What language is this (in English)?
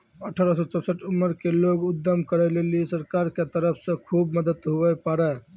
Maithili